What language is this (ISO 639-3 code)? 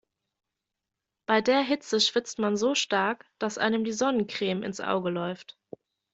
deu